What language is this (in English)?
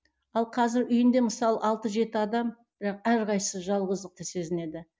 Kazakh